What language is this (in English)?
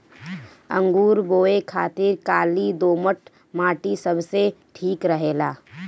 Bhojpuri